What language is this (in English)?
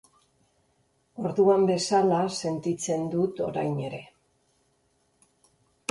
Basque